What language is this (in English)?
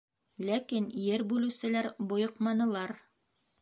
Bashkir